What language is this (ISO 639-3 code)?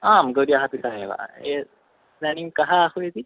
san